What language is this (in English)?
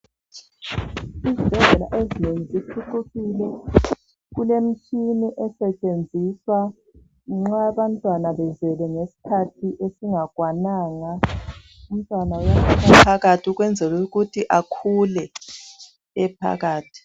North Ndebele